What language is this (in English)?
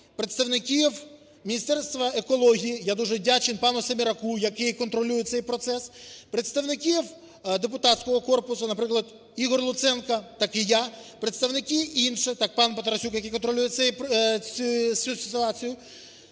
Ukrainian